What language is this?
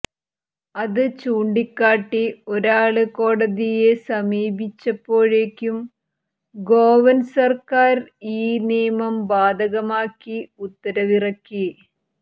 Malayalam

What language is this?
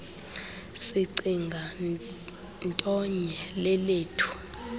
Xhosa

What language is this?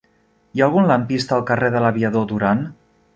Catalan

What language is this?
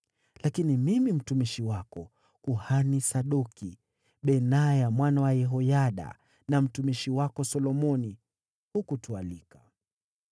Swahili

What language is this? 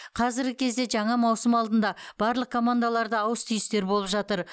Kazakh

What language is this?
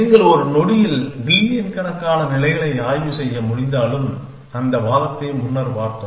Tamil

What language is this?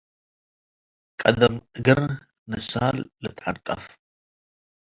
Tigre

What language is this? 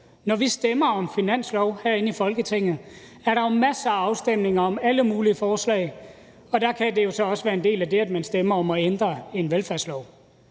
Danish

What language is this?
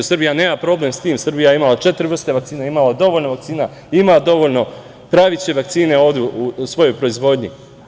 Serbian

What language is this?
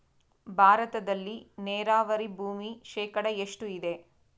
Kannada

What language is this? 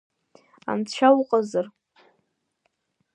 Abkhazian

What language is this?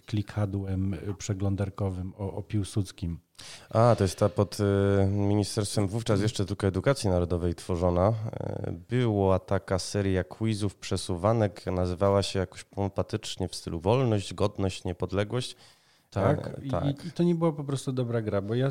Polish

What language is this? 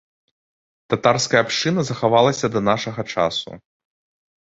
Belarusian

